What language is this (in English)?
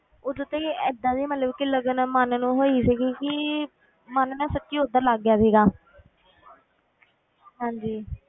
Punjabi